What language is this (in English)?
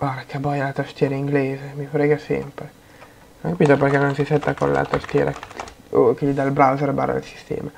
Italian